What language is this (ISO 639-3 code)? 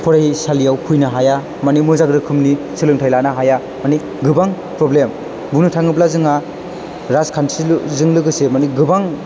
brx